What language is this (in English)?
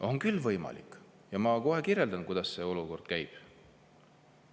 Estonian